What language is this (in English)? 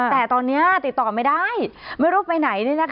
Thai